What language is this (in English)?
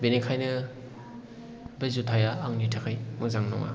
Bodo